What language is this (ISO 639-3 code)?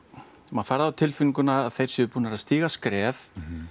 isl